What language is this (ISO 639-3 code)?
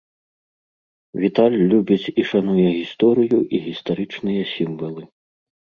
bel